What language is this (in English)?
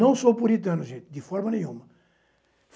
Portuguese